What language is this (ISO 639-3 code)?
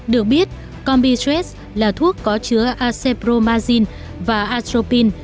vie